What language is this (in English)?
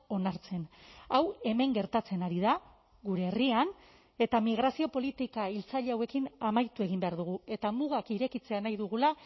Basque